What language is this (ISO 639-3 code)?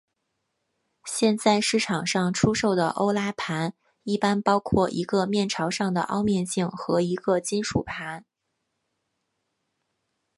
zho